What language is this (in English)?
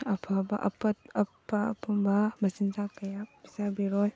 Manipuri